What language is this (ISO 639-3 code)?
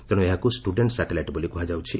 ori